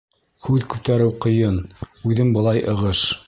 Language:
Bashkir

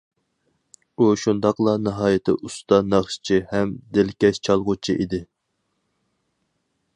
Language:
Uyghur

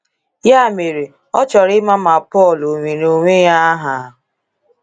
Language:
Igbo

